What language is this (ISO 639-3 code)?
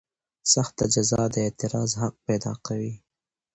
pus